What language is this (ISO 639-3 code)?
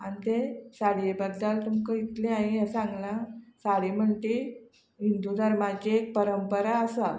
kok